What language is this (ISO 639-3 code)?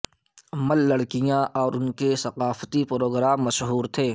urd